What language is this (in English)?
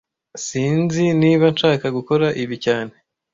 Kinyarwanda